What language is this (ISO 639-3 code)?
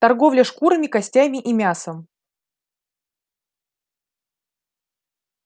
rus